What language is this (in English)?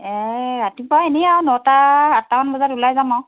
Assamese